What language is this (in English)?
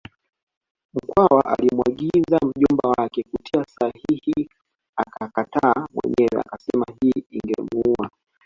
Swahili